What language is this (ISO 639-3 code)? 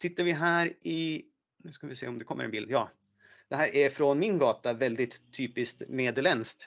swe